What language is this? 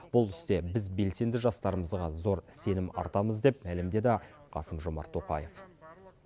Kazakh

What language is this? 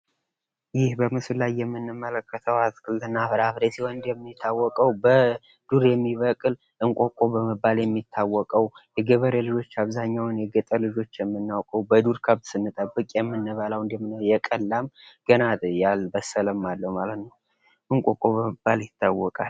Amharic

